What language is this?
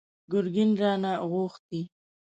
Pashto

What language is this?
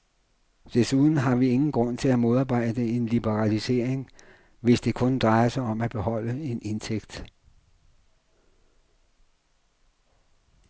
Danish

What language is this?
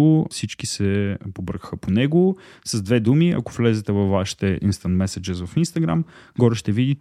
Bulgarian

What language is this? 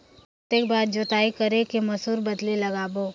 Chhattisgarhi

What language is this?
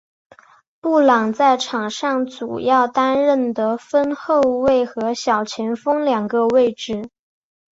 Chinese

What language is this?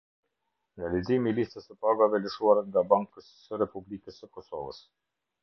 Albanian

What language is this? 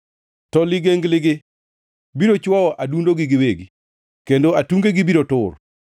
Luo (Kenya and Tanzania)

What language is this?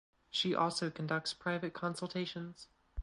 English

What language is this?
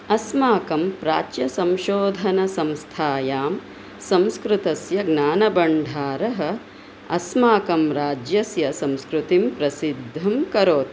Sanskrit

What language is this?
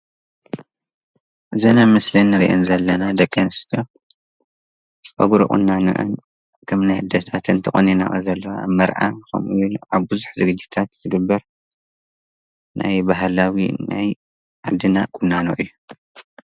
Tigrinya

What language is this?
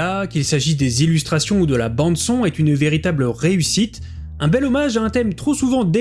French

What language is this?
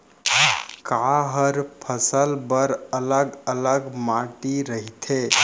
Chhattisgarhi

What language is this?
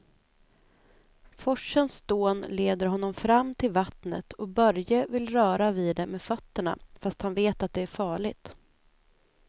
Swedish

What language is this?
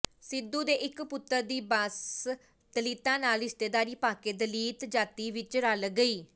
Punjabi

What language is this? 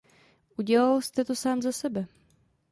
Czech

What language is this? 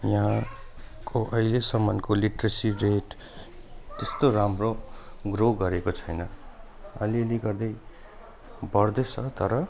Nepali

